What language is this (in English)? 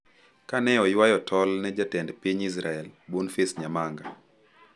Luo (Kenya and Tanzania)